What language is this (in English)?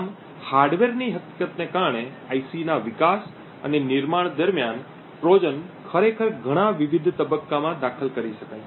Gujarati